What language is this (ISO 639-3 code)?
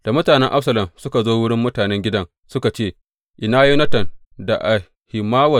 hau